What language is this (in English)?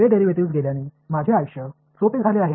Marathi